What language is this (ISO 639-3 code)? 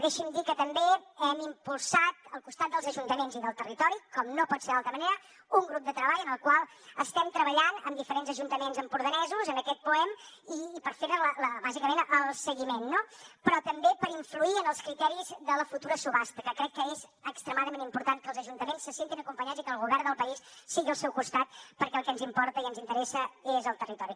cat